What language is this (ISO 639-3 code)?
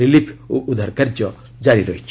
ori